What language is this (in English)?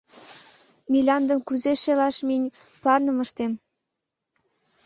Mari